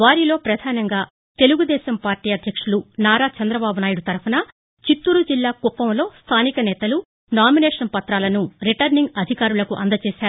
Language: Telugu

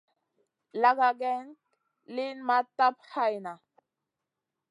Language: Masana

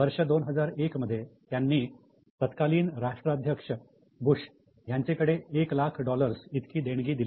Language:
Marathi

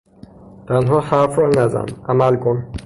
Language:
Persian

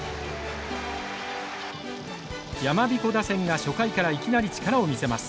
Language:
Japanese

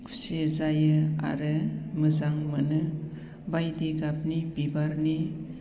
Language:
Bodo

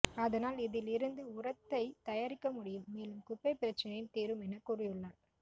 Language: Tamil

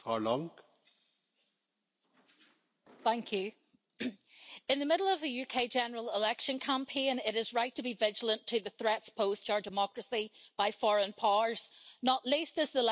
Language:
English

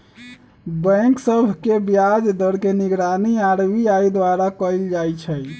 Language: Magahi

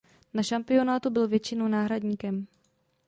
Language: Czech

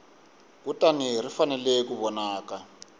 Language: Tsonga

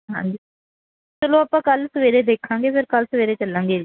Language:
Punjabi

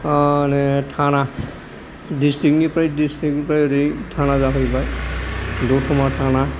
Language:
Bodo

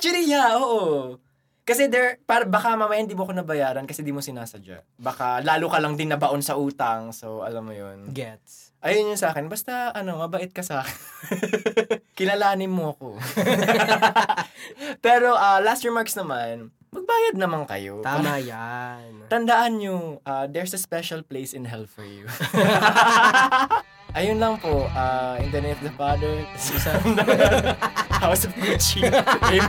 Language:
Filipino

